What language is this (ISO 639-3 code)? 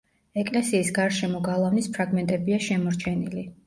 kat